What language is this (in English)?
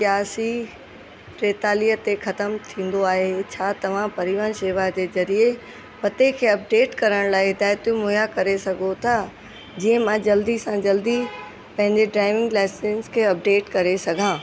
Sindhi